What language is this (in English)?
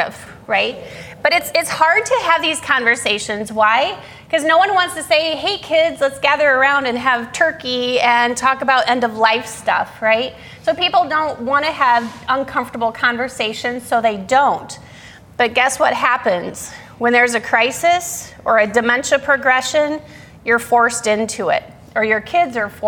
English